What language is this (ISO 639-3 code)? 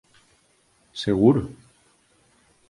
glg